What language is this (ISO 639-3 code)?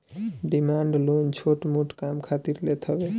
bho